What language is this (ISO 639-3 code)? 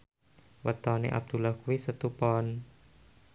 jav